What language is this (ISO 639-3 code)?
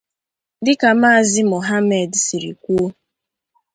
ibo